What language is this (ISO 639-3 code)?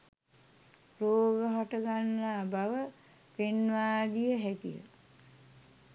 sin